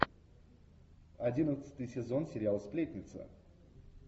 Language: Russian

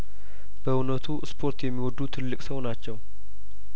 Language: Amharic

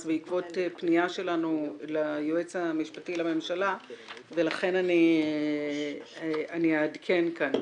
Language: Hebrew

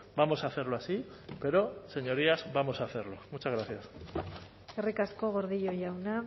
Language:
Spanish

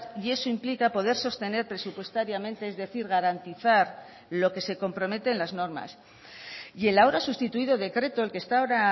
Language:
Spanish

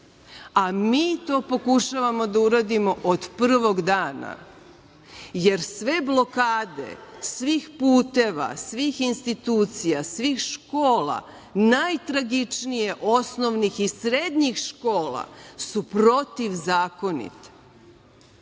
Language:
Serbian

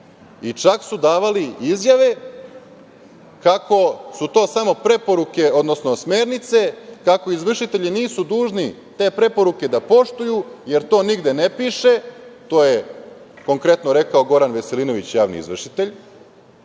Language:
Serbian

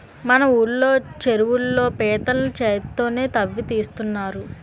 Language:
Telugu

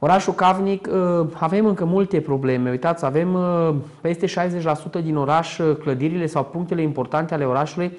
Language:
Romanian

